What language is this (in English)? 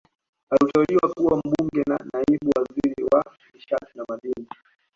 Swahili